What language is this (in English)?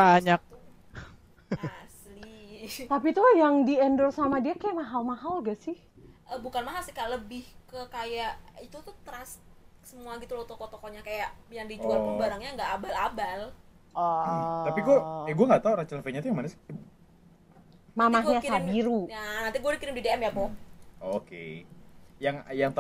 Indonesian